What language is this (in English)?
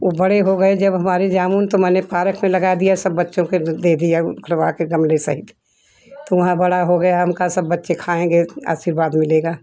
Hindi